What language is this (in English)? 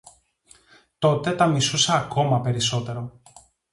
Greek